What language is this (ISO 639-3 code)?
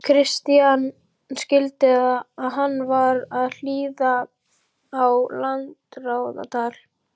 isl